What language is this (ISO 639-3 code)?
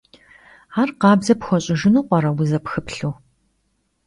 kbd